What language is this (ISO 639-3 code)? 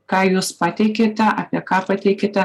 lit